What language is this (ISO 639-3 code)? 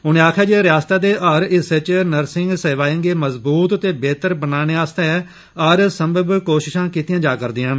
doi